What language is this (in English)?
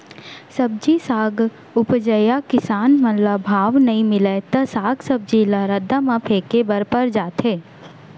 Chhattisgarhi